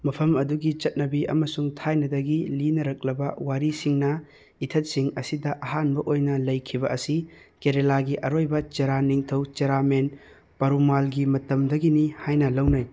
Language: Manipuri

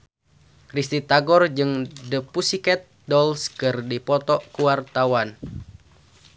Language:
Sundanese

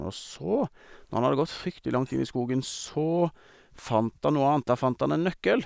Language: Norwegian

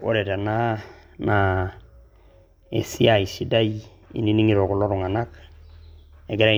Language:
Masai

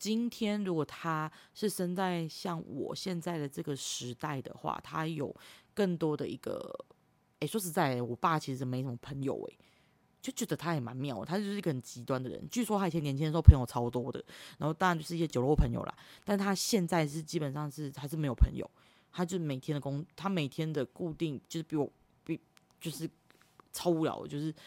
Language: Chinese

